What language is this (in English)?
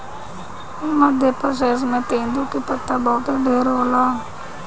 Bhojpuri